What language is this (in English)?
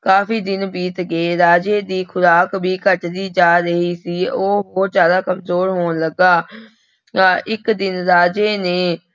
Punjabi